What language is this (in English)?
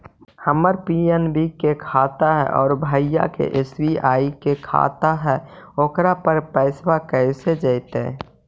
Magahi